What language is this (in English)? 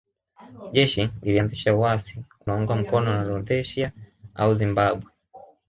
Swahili